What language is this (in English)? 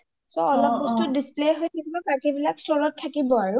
Assamese